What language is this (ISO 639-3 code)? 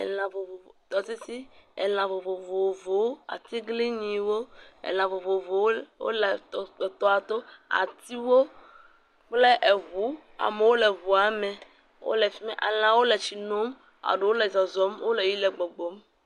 ewe